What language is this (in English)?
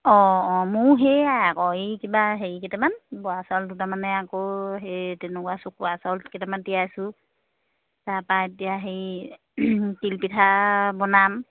Assamese